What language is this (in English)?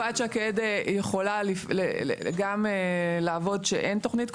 Hebrew